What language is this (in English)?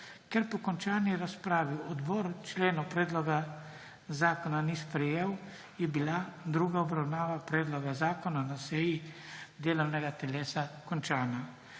Slovenian